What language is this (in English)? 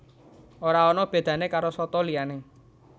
Javanese